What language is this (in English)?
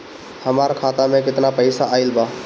Bhojpuri